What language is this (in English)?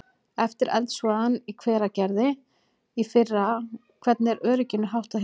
Icelandic